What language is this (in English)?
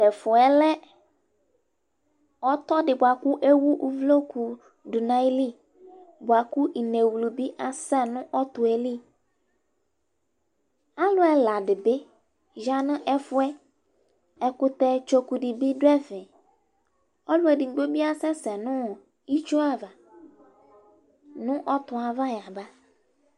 Ikposo